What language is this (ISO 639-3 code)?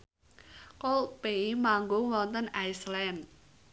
jav